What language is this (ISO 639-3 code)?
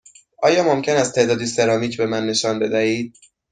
fas